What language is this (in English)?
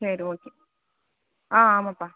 Tamil